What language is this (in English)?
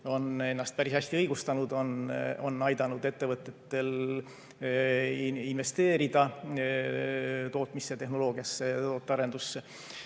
Estonian